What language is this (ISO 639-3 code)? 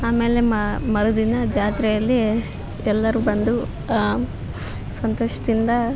kan